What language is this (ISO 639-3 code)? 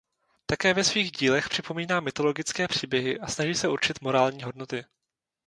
ces